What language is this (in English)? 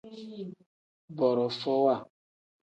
Tem